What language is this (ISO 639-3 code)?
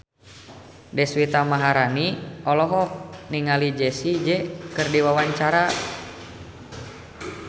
sun